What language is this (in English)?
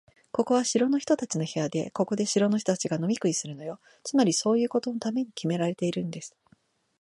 Japanese